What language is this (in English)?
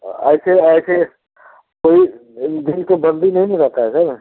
Hindi